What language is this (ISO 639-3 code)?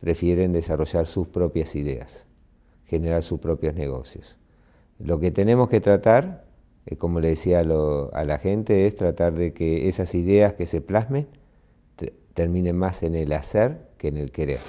spa